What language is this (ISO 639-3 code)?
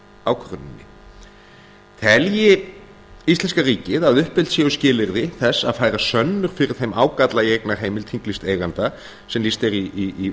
isl